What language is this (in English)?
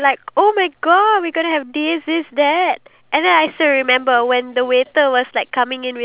English